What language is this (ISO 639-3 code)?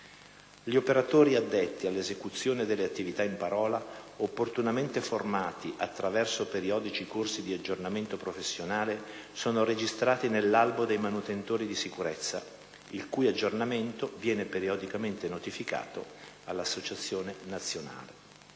ita